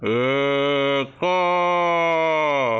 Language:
Odia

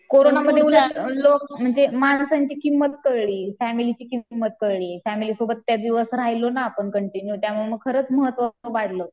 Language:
Marathi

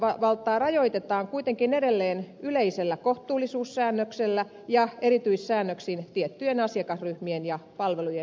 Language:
Finnish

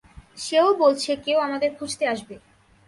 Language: Bangla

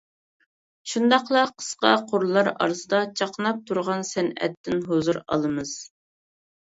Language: Uyghur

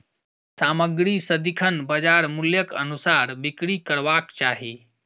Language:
Maithili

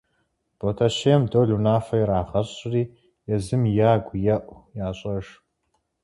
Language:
Kabardian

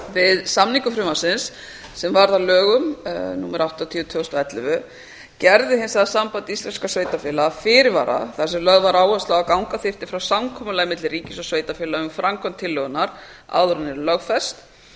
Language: Icelandic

